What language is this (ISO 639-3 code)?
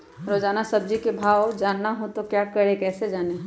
mag